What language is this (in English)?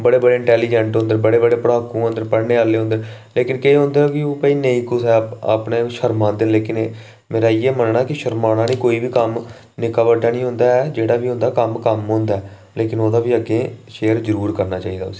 Dogri